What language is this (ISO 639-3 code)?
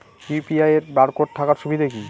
ben